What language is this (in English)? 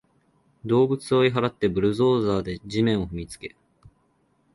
Japanese